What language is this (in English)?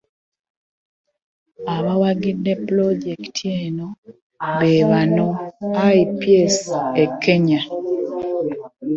Ganda